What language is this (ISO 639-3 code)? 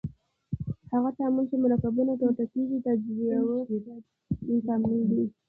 pus